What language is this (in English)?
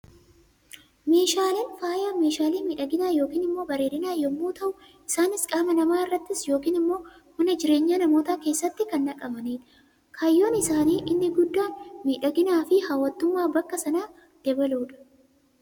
Oromo